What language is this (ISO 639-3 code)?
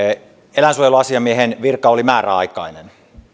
fin